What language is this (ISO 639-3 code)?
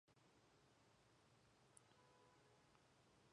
mon